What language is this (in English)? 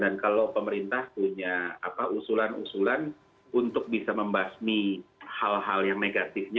Indonesian